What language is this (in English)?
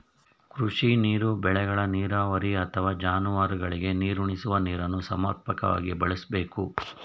Kannada